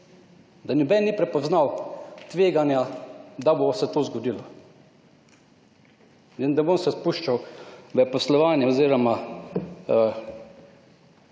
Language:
Slovenian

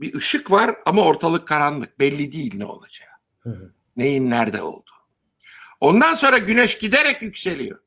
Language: Turkish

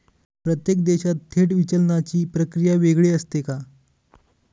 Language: Marathi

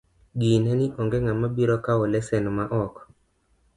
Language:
Luo (Kenya and Tanzania)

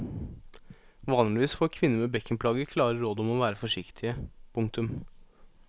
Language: Norwegian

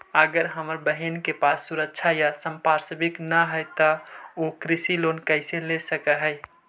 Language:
Magahi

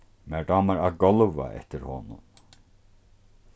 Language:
Faroese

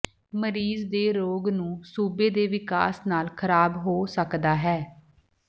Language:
Punjabi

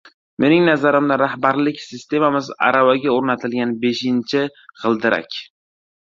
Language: Uzbek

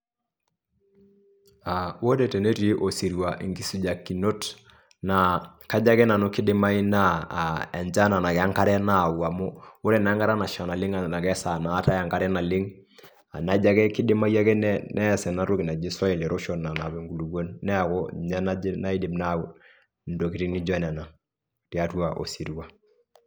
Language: Masai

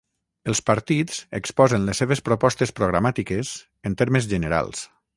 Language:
Catalan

